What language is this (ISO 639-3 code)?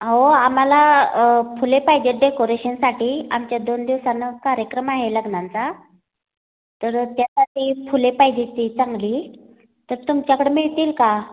mar